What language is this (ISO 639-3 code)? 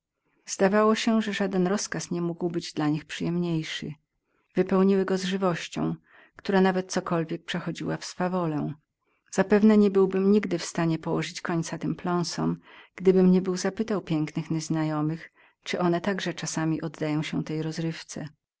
pol